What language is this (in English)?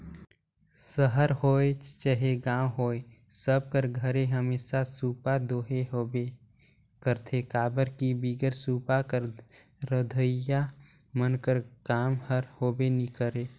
Chhattisgarhi